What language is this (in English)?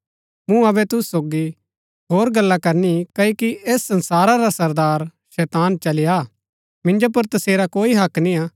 Gaddi